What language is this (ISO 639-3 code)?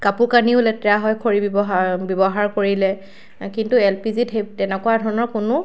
asm